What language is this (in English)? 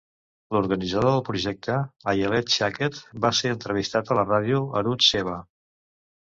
Catalan